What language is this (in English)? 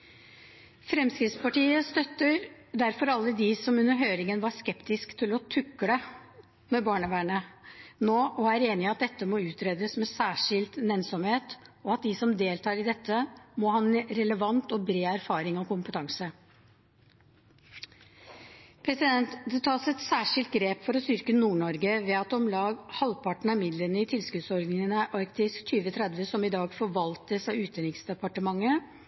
Norwegian Bokmål